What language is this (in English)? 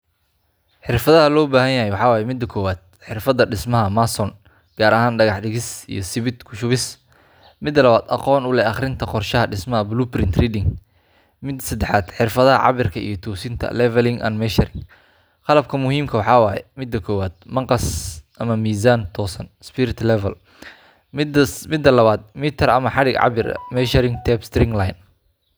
Somali